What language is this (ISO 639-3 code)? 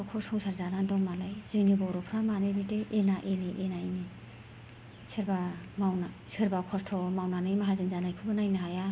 brx